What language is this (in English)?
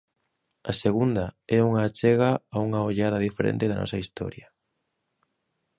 Galician